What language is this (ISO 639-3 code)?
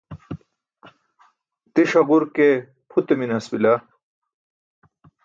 bsk